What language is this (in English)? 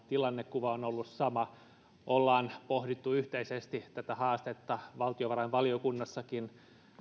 Finnish